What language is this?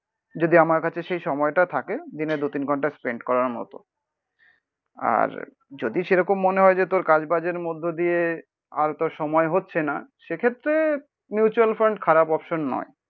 Bangla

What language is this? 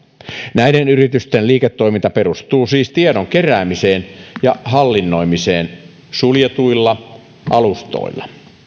Finnish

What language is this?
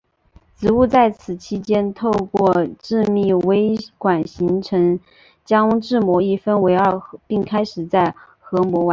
Chinese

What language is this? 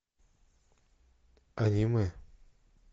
Russian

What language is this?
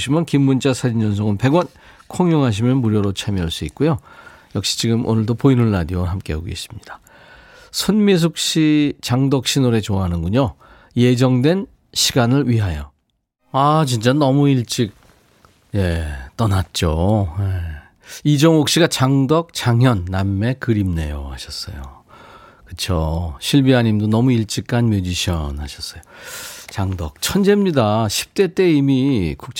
Korean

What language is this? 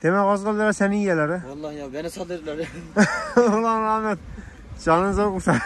Turkish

